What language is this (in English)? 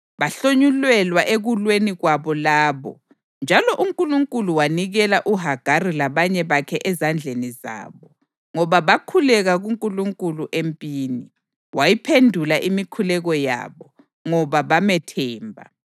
North Ndebele